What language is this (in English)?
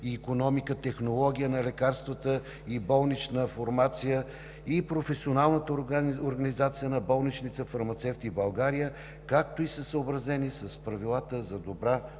Bulgarian